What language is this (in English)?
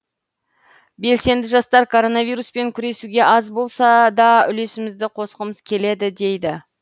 Kazakh